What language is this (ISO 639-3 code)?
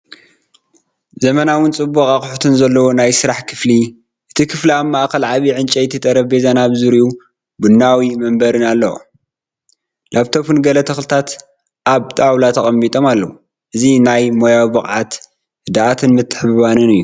tir